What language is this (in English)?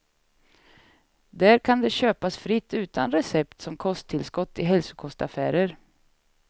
Swedish